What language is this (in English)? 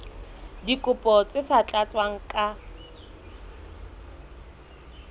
Southern Sotho